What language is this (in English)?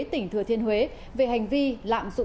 Vietnamese